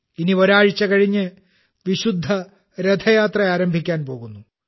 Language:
Malayalam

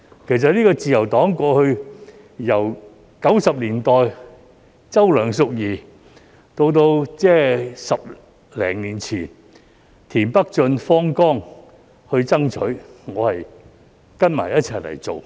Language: Cantonese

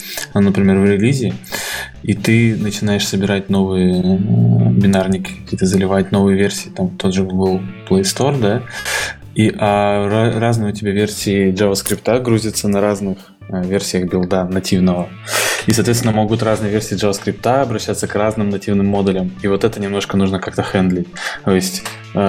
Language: Russian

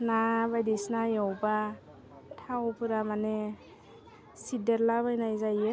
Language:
Bodo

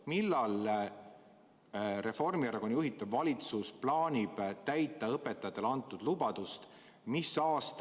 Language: Estonian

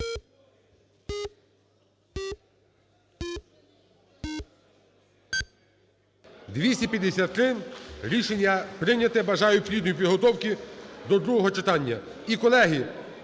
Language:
Ukrainian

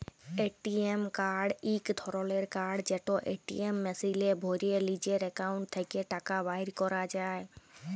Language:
Bangla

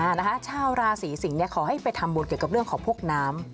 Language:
Thai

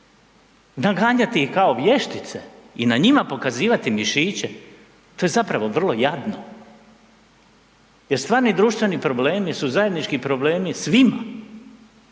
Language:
Croatian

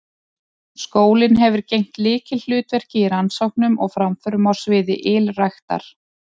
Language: Icelandic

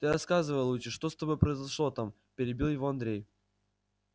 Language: Russian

